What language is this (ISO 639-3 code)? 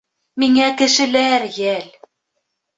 bak